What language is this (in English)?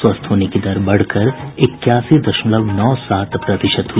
Hindi